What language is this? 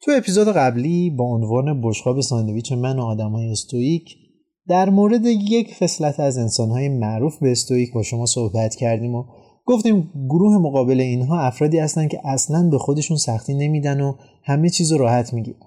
Persian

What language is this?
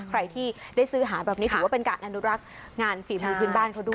Thai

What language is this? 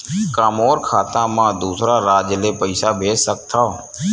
Chhattisgarhi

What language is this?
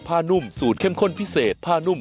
Thai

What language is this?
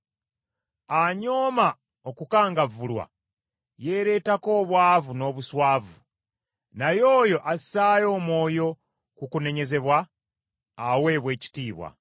Ganda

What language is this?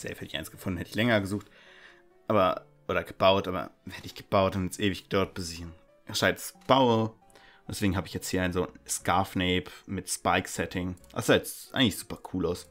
German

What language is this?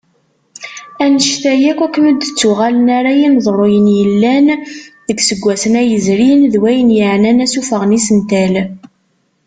Kabyle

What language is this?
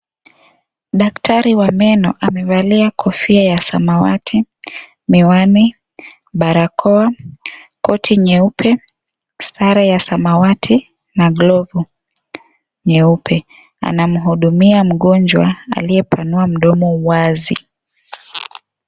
Swahili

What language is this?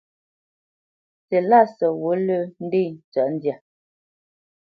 Bamenyam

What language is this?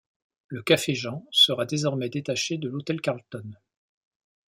French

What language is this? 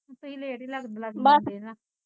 Punjabi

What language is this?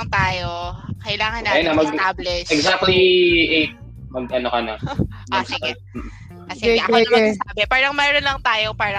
Filipino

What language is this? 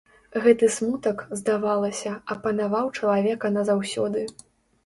Belarusian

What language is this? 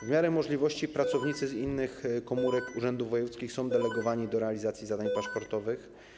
Polish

